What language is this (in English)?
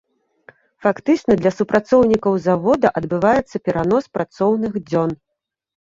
Belarusian